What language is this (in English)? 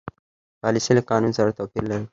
Pashto